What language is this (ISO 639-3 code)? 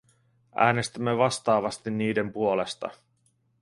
fin